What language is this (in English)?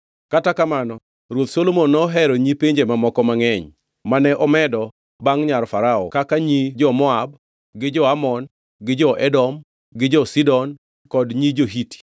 Luo (Kenya and Tanzania)